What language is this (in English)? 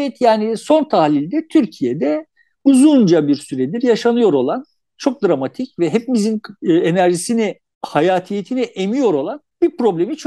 Turkish